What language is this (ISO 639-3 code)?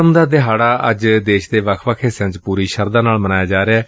pan